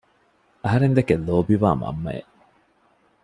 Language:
Divehi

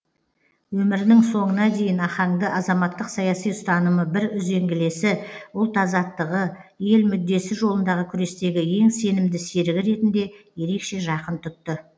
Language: Kazakh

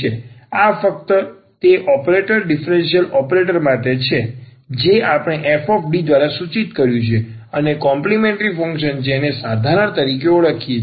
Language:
Gujarati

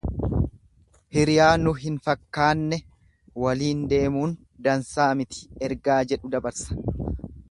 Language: Oromo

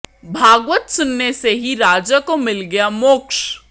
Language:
Hindi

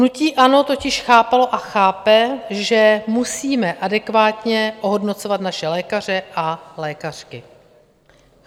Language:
Czech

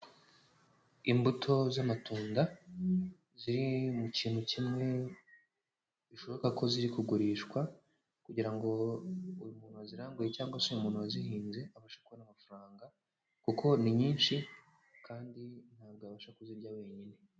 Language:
Kinyarwanda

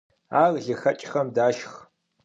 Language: Kabardian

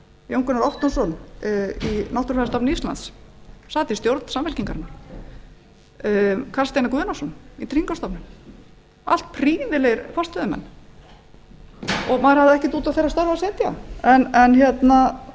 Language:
Icelandic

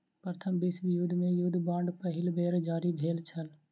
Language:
Maithili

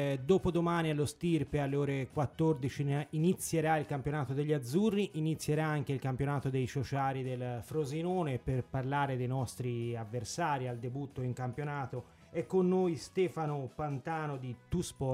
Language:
Italian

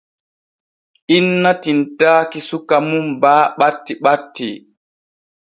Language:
Borgu Fulfulde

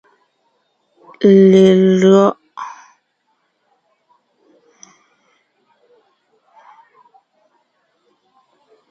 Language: Ngiemboon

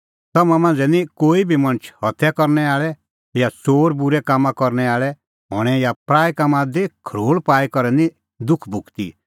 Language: Kullu Pahari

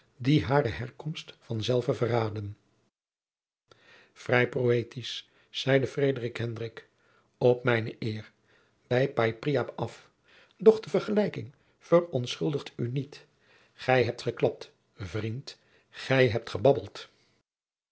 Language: Dutch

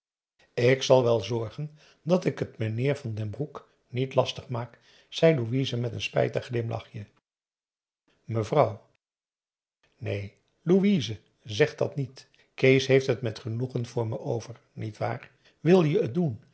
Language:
Dutch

